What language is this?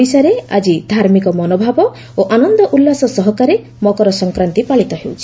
Odia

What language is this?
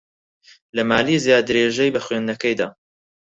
Central Kurdish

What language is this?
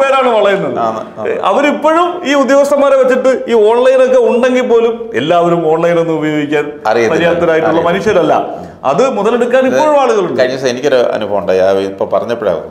Arabic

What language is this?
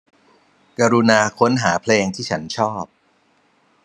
Thai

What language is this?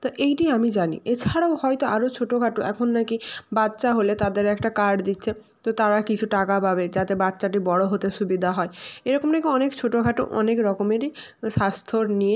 Bangla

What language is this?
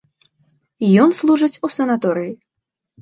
Belarusian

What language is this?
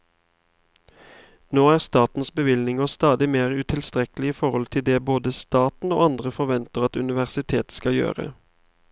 Norwegian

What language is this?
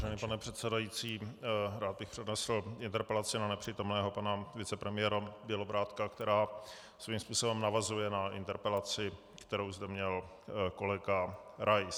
Czech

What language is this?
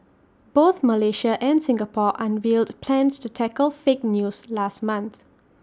English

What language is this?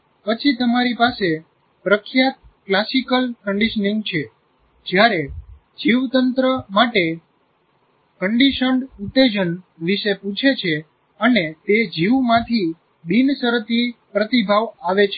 Gujarati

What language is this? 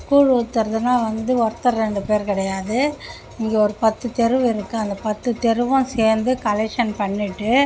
Tamil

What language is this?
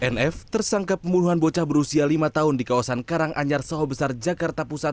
Indonesian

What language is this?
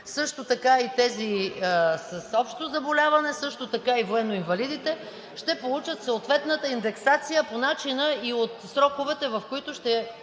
Bulgarian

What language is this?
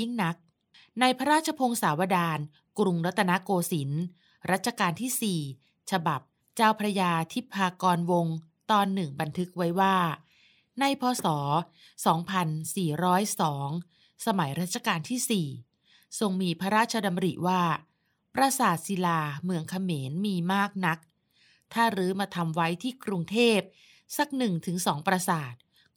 Thai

